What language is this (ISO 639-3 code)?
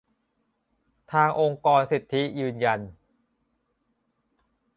tha